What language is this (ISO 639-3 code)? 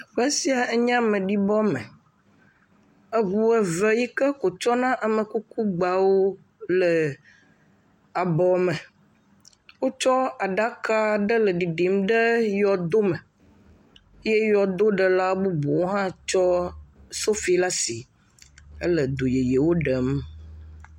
ewe